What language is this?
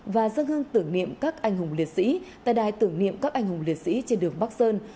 Vietnamese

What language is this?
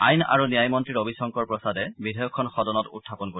Assamese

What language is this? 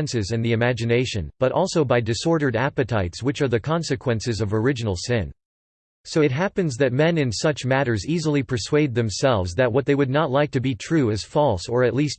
English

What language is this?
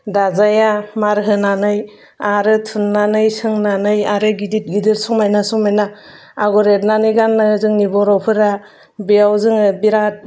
Bodo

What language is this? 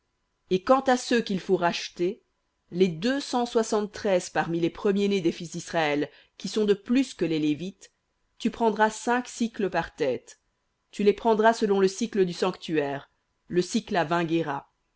French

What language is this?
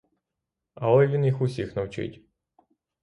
Ukrainian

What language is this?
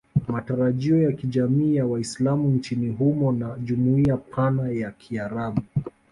Swahili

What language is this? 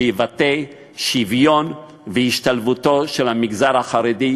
Hebrew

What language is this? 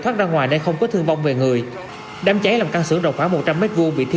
Vietnamese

